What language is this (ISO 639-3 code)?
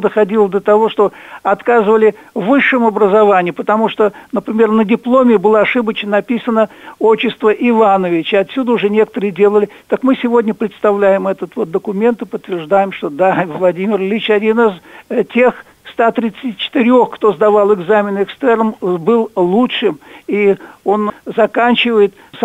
rus